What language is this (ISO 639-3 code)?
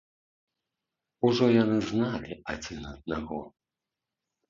bel